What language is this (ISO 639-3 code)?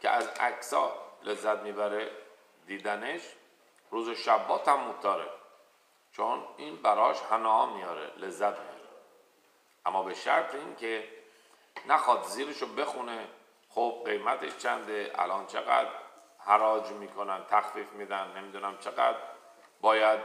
fas